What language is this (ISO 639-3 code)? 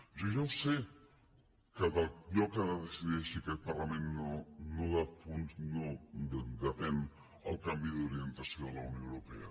cat